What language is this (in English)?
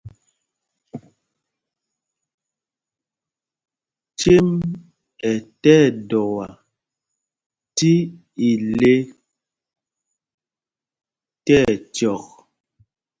Mpumpong